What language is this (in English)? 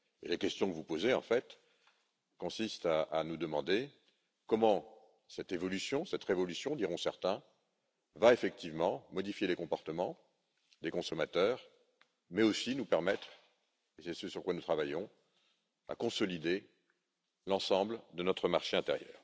French